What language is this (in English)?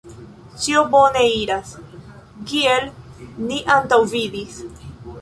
Esperanto